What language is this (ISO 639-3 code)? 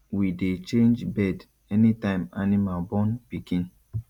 pcm